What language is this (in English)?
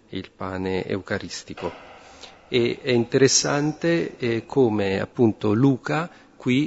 Italian